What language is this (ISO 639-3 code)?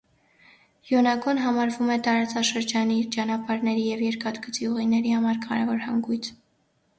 hye